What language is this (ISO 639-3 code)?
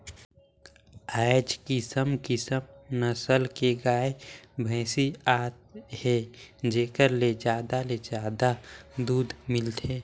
hne